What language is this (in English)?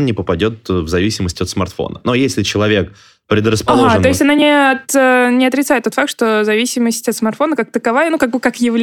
Russian